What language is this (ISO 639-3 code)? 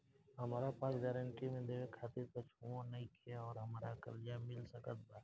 bho